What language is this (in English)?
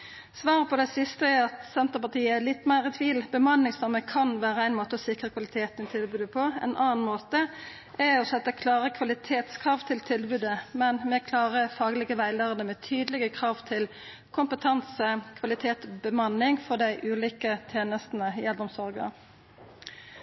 Norwegian Nynorsk